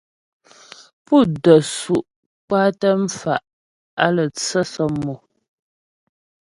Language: Ghomala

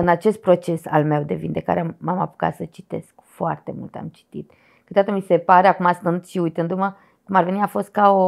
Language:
Romanian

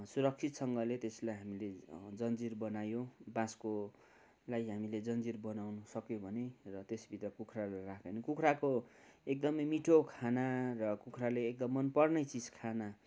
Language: Nepali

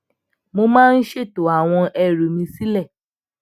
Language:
Yoruba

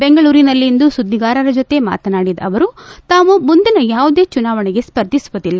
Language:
Kannada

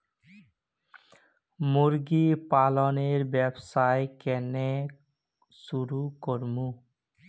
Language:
Magahi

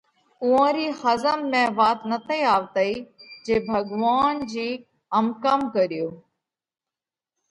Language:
Parkari Koli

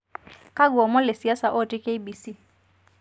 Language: Masai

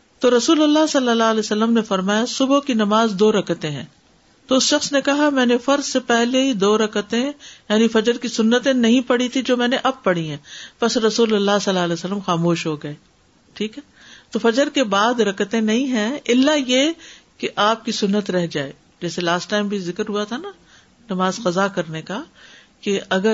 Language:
Urdu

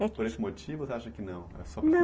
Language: Portuguese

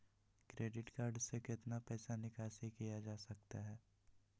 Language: Magahi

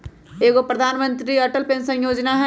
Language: Magahi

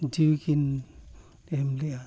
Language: Santali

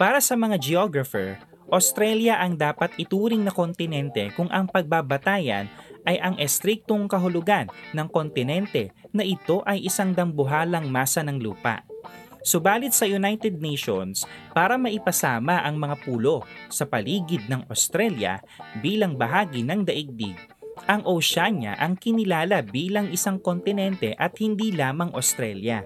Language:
Filipino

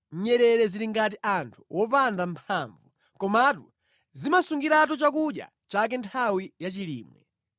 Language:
Nyanja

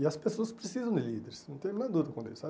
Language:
Portuguese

